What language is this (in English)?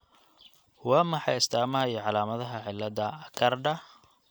Somali